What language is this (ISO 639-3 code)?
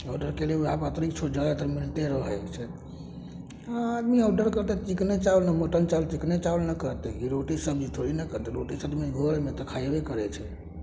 mai